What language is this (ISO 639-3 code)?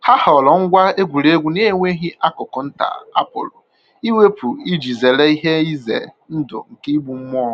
ibo